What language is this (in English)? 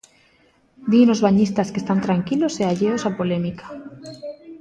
Galician